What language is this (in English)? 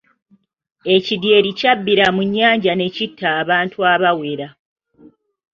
Ganda